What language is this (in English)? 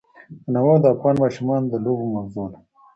Pashto